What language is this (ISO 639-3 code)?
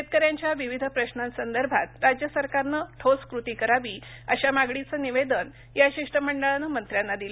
mar